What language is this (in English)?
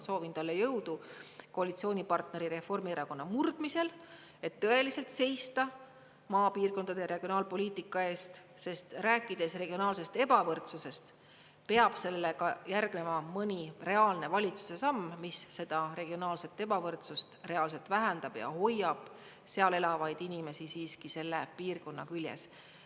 Estonian